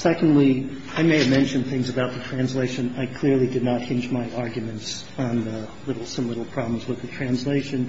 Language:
English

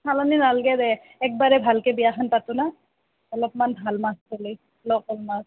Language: Assamese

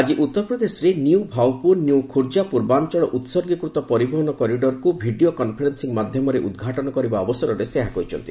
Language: Odia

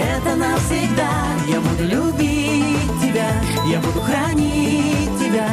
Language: Russian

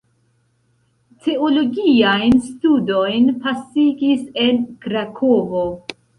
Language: Esperanto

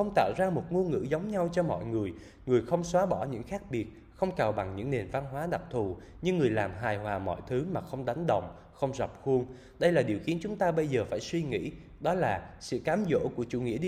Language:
Vietnamese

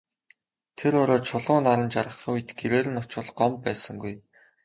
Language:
Mongolian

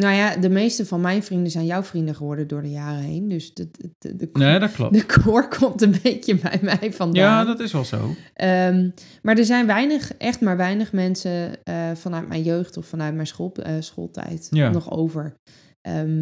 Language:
Dutch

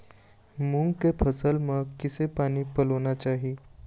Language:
Chhattisgarhi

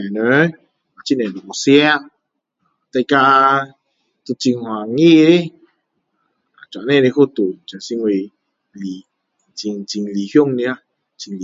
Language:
Min Dong Chinese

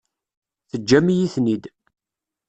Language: Kabyle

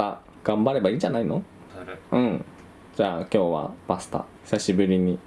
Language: Japanese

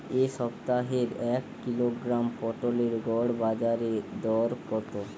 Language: Bangla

